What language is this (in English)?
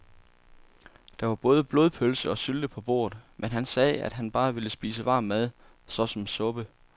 Danish